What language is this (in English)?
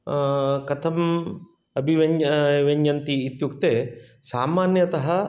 Sanskrit